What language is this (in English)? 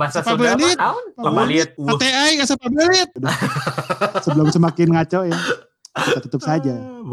Indonesian